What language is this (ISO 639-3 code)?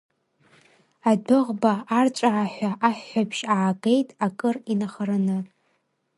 abk